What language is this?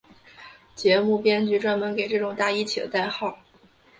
Chinese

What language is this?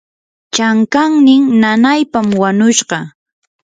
Yanahuanca Pasco Quechua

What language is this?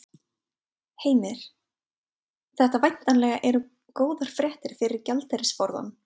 Icelandic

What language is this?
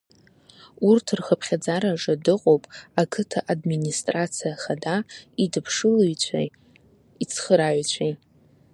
Abkhazian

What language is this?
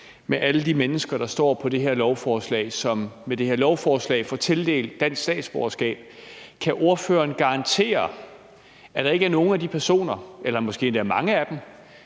Danish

